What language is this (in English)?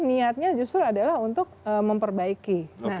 Indonesian